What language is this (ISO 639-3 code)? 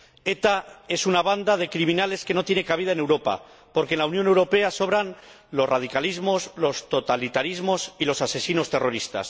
spa